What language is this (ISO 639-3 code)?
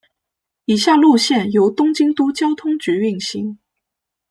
zho